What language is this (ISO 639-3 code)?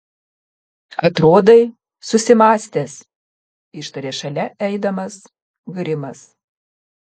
lit